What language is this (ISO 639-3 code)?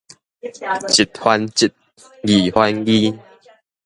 nan